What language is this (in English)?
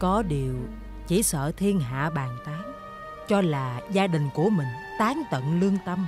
Vietnamese